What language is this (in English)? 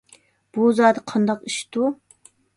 Uyghur